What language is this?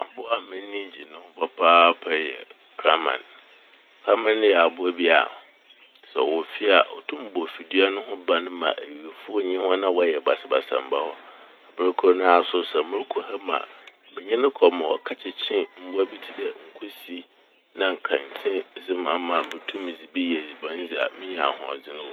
Akan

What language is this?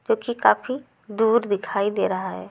Hindi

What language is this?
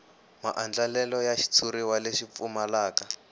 Tsonga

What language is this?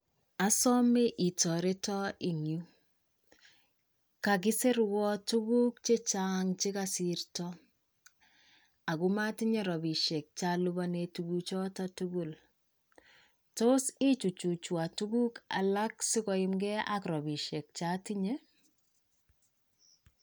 Kalenjin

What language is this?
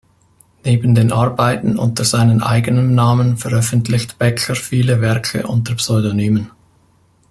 German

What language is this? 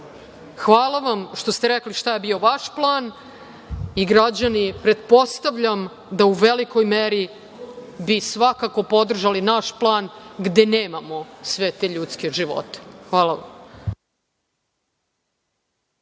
Serbian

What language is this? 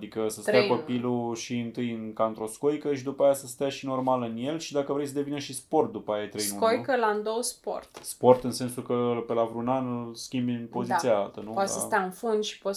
Romanian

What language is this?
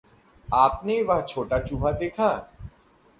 Hindi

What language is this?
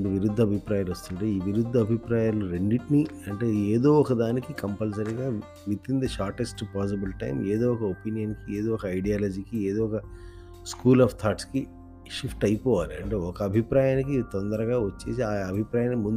Telugu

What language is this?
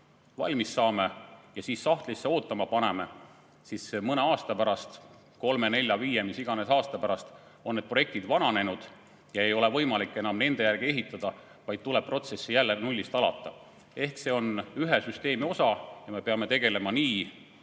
Estonian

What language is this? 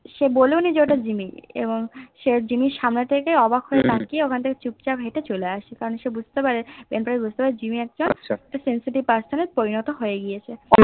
Bangla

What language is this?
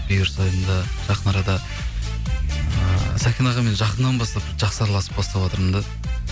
Kazakh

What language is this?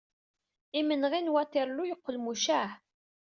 Kabyle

